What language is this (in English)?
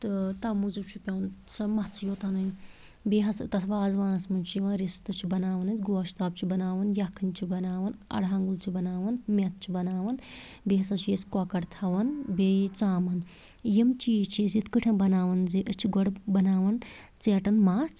Kashmiri